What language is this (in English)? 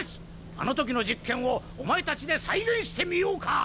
Japanese